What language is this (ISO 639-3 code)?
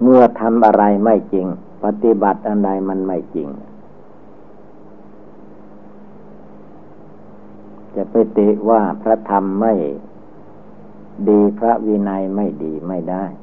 tha